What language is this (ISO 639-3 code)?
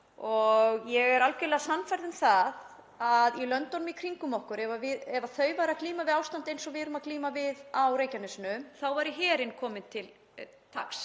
isl